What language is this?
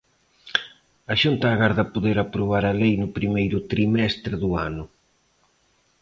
Galician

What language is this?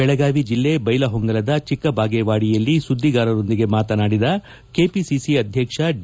Kannada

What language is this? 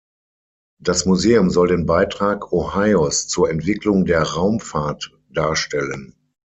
German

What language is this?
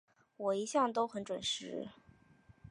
Chinese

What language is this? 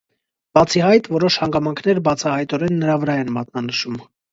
Armenian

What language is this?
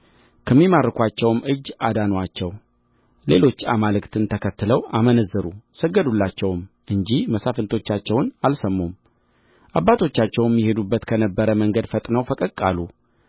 Amharic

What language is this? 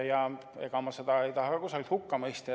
Estonian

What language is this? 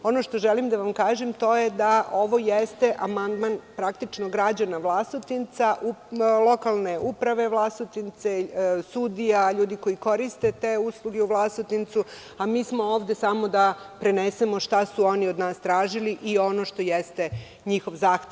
Serbian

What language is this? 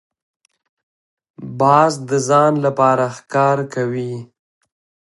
Pashto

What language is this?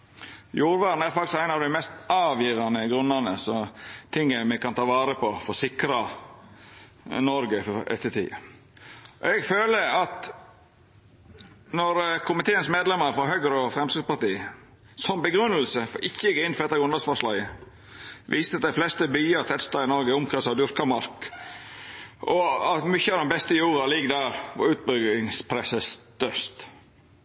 Norwegian Nynorsk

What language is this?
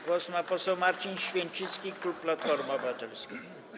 Polish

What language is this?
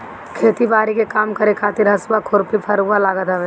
Bhojpuri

